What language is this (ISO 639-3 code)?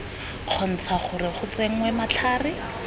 tsn